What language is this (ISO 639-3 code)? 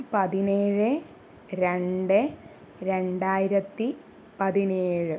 mal